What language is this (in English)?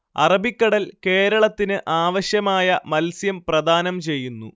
Malayalam